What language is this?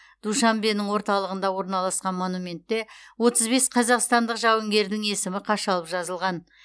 Kazakh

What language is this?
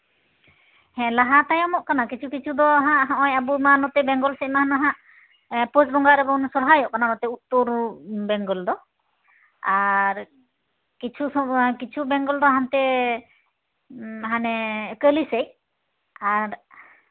Santali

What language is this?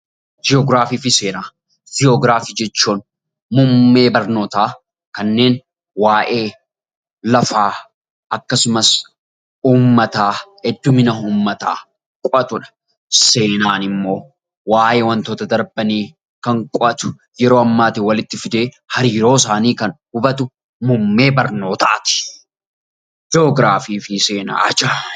Oromo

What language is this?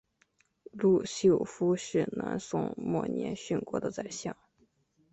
Chinese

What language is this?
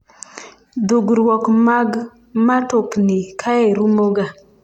Luo (Kenya and Tanzania)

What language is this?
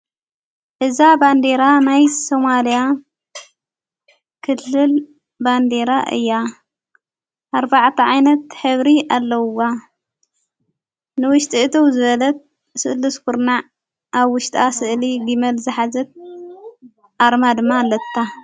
Tigrinya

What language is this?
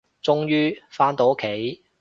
Cantonese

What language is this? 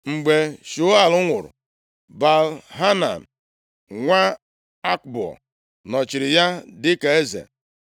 Igbo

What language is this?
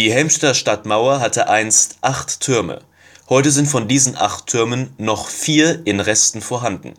German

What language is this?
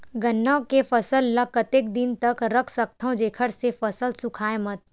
Chhattisgarhi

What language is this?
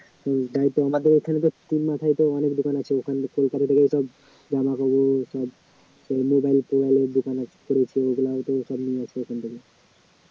Bangla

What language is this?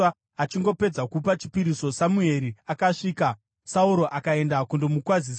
Shona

